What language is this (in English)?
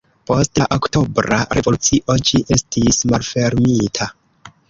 Esperanto